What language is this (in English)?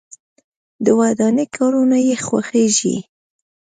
Pashto